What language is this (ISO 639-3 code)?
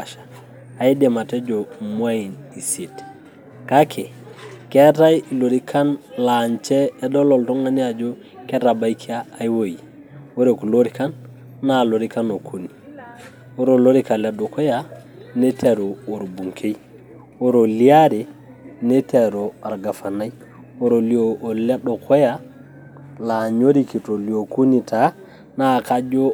mas